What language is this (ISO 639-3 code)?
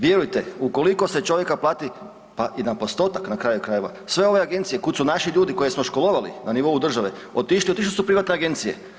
hrv